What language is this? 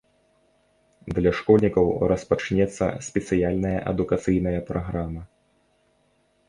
Belarusian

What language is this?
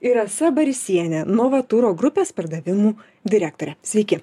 Lithuanian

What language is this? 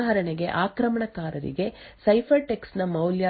Kannada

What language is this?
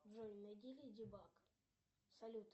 Russian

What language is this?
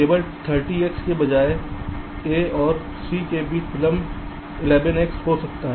Hindi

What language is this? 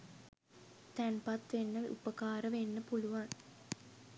Sinhala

